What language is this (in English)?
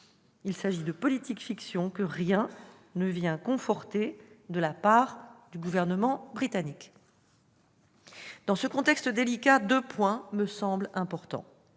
French